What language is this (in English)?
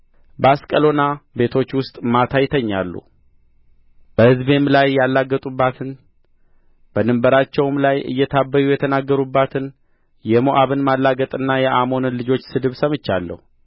Amharic